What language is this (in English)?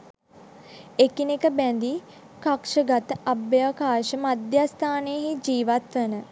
Sinhala